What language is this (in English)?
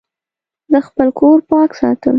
Pashto